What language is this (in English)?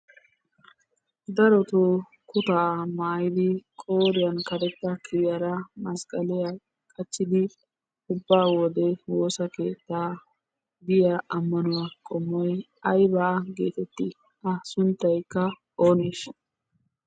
Wolaytta